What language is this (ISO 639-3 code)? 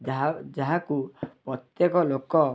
ori